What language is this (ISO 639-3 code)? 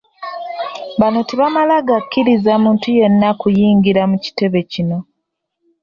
lug